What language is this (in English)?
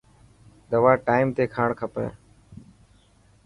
Dhatki